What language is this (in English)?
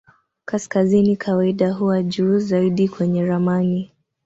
Swahili